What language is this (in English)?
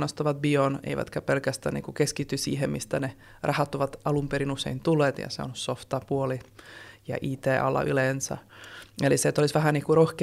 Finnish